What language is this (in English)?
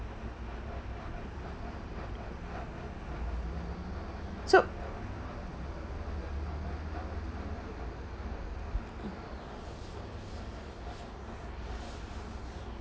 English